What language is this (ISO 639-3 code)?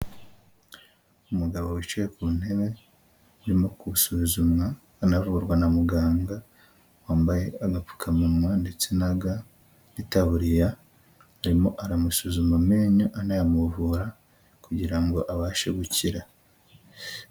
kin